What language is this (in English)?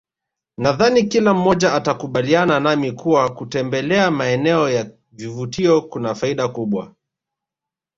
Swahili